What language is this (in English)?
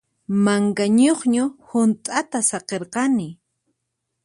Puno Quechua